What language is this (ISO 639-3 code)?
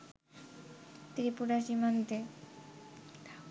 ben